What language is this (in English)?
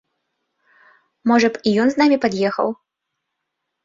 Belarusian